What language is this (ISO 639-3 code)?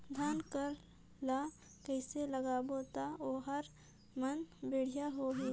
hne